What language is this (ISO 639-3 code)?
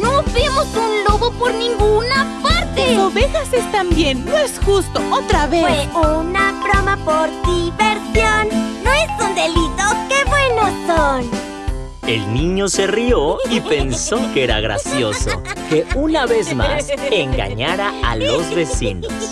spa